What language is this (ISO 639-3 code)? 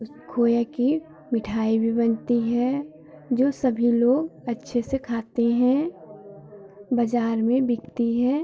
hin